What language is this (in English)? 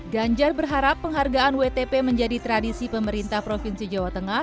Indonesian